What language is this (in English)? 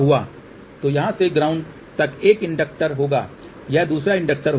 Hindi